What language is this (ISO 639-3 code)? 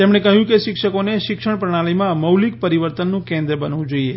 guj